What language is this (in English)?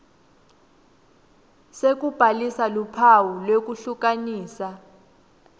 Swati